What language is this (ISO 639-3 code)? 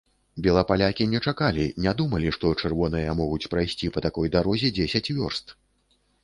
bel